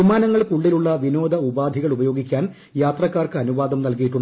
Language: Malayalam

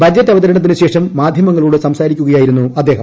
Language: Malayalam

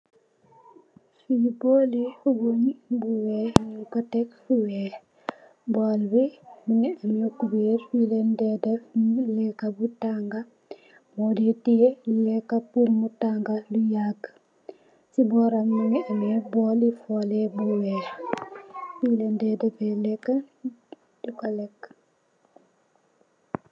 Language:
Wolof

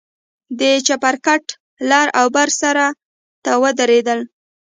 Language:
Pashto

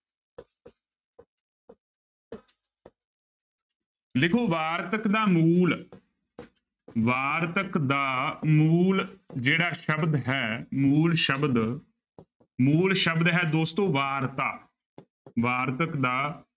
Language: Punjabi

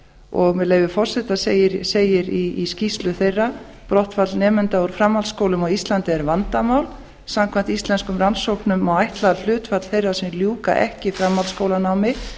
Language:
Icelandic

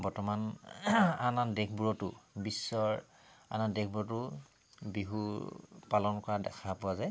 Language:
Assamese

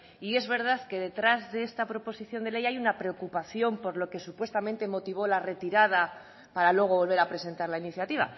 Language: Spanish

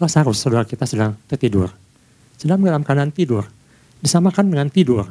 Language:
Indonesian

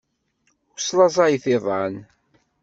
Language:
Kabyle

